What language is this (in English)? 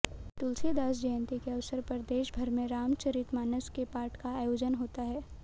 Hindi